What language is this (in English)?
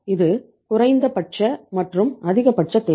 Tamil